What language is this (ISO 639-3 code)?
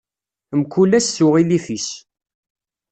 kab